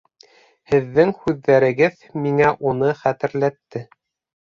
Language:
Bashkir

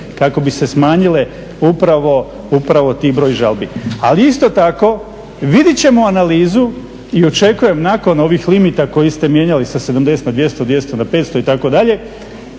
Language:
Croatian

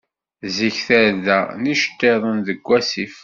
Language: Kabyle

